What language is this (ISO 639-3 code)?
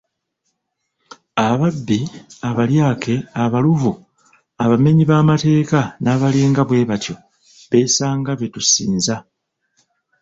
lug